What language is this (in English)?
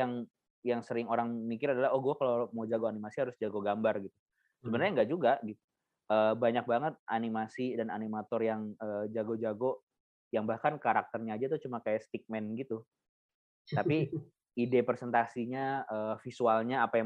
Indonesian